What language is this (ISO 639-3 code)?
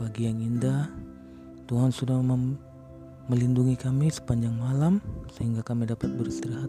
ind